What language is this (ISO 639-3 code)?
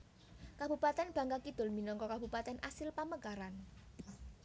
jav